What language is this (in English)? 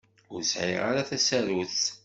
Kabyle